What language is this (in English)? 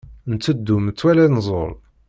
Kabyle